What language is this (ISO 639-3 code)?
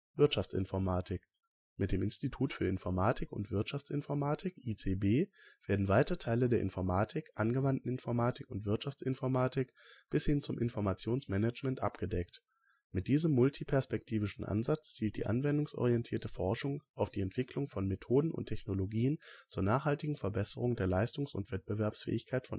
deu